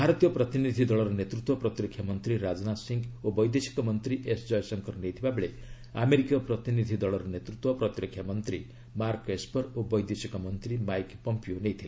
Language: Odia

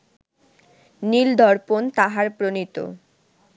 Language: Bangla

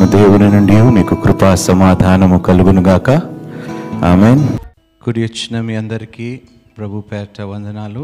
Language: Telugu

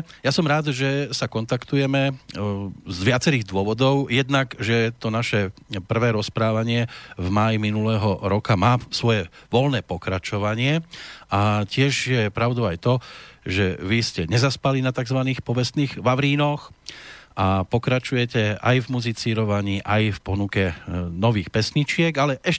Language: Slovak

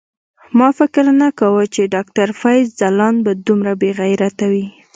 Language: Pashto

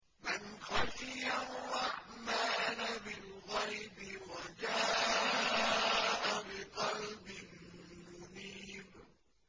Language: Arabic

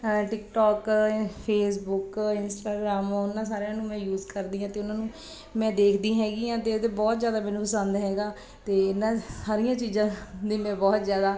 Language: Punjabi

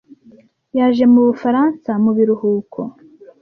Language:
Kinyarwanda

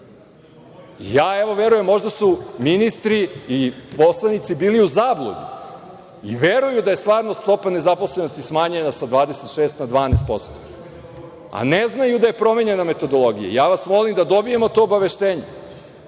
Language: Serbian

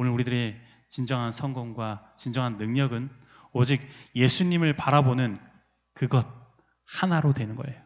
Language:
Korean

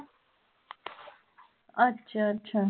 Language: Punjabi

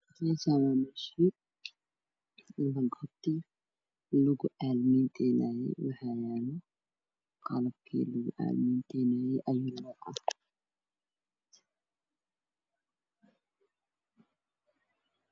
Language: Somali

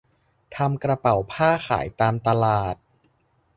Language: Thai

